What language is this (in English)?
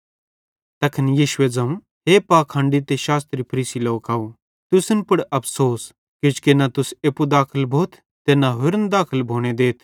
Bhadrawahi